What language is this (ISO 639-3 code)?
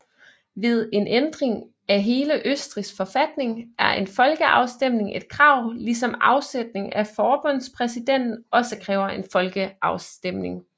dan